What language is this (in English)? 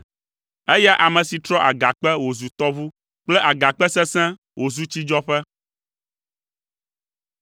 Ewe